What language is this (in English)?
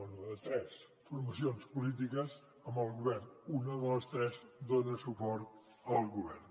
Catalan